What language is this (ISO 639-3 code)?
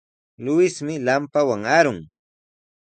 qws